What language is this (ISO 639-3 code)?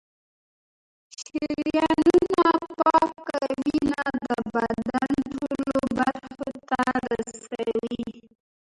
pus